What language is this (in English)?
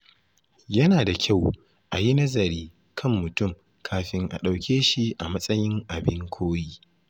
Hausa